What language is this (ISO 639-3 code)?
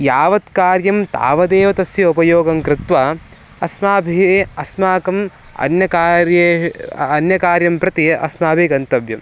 san